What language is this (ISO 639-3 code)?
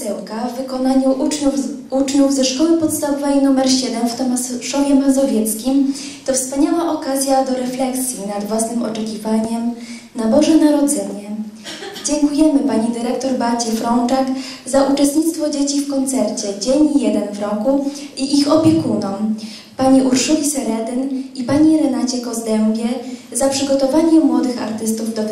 pol